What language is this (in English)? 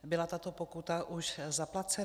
Czech